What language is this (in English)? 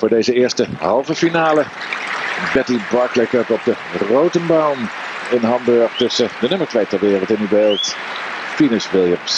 Dutch